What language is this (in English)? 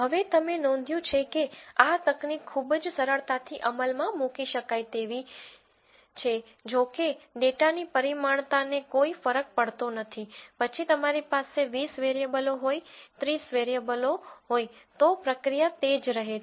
Gujarati